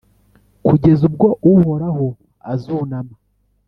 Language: Kinyarwanda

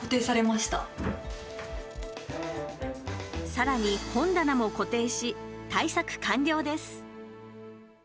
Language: Japanese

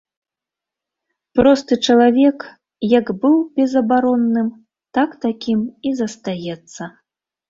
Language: Belarusian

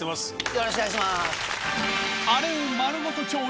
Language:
Japanese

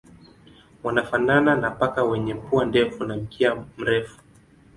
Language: Swahili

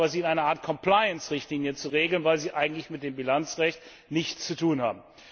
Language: German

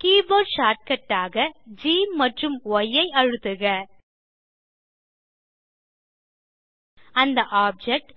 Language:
Tamil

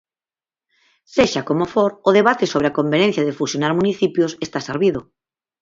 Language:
Galician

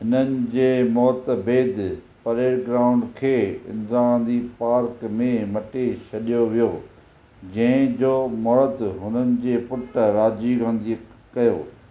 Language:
Sindhi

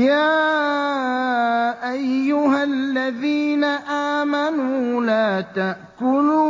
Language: Arabic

